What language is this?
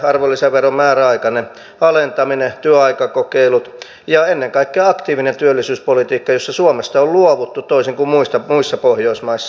Finnish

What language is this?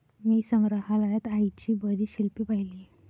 Marathi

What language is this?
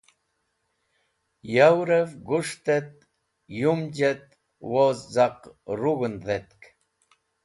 Wakhi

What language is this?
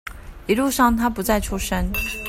Chinese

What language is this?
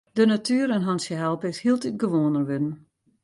Western Frisian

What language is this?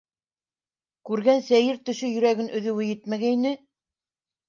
Bashkir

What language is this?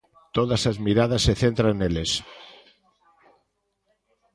Galician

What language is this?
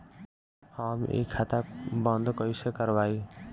Bhojpuri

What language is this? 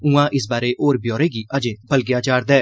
Dogri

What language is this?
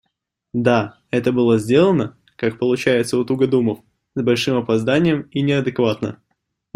Russian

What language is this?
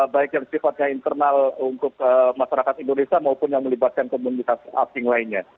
Indonesian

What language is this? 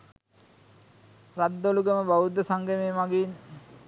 Sinhala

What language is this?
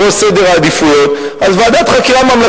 Hebrew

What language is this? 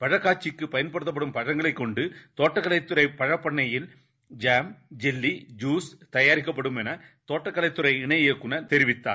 Tamil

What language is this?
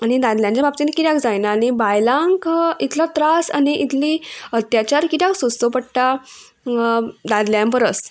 Konkani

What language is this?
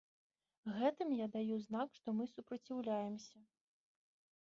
Belarusian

